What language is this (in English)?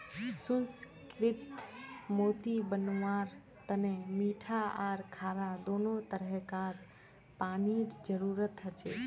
Magahi